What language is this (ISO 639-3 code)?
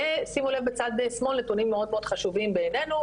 heb